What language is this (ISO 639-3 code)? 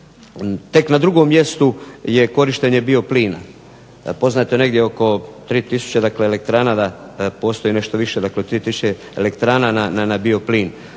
hrv